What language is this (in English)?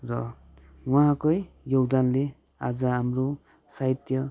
Nepali